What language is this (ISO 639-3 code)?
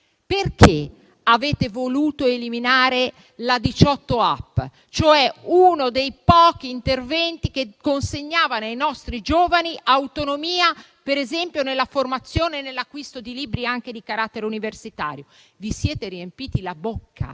ita